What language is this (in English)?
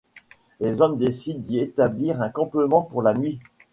French